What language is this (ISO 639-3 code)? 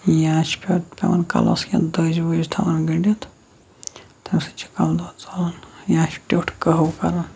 kas